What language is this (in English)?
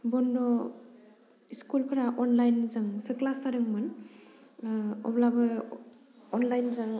Bodo